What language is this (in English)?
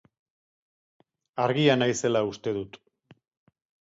Basque